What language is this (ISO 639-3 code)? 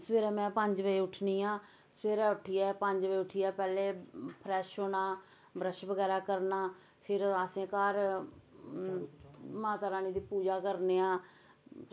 doi